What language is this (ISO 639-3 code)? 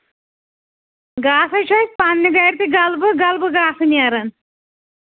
kas